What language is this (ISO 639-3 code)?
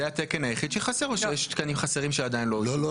heb